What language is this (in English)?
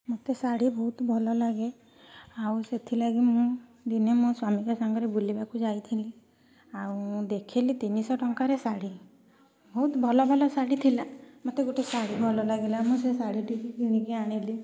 Odia